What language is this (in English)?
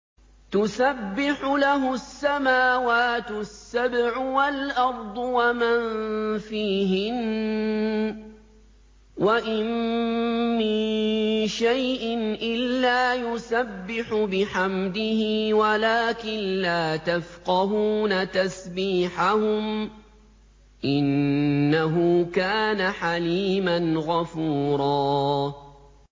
Arabic